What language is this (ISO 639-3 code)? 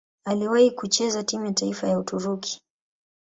swa